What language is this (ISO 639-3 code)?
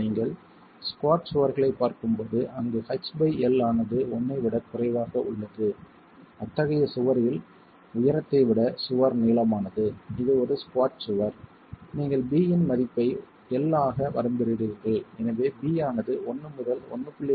tam